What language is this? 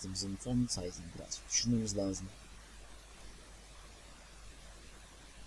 Turkish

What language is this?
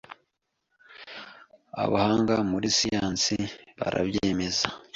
Kinyarwanda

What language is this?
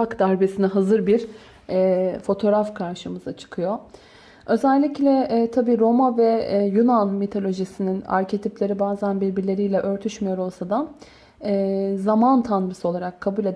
Turkish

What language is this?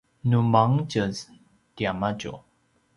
Paiwan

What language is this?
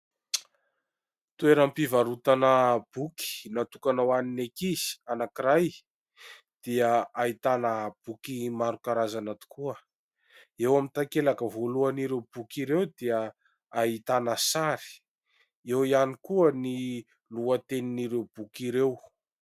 Malagasy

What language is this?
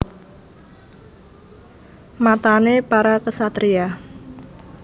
Javanese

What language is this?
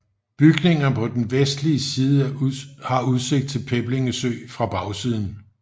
Danish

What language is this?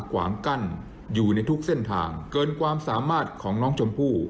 Thai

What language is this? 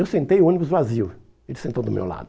Portuguese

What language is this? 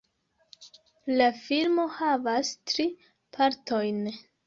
Esperanto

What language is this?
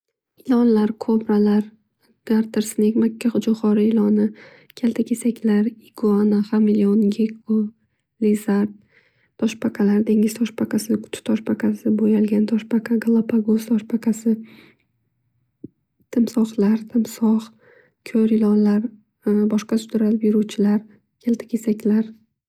Uzbek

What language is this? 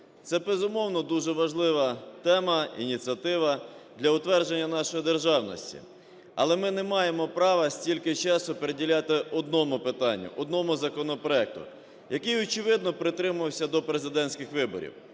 Ukrainian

